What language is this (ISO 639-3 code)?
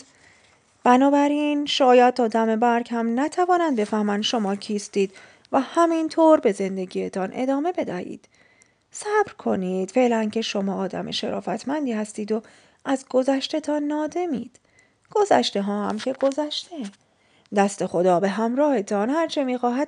fas